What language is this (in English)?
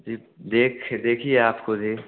Hindi